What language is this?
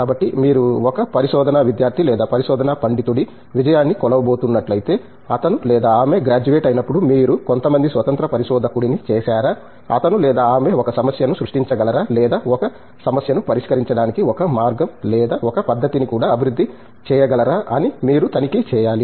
Telugu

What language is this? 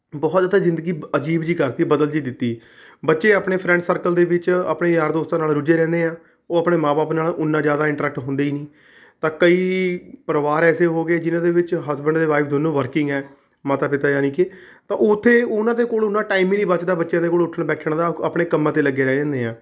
Punjabi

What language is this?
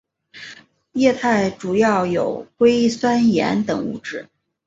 Chinese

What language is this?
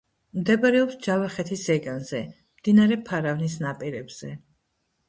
Georgian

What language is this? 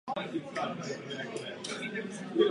Czech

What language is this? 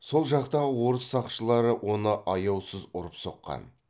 Kazakh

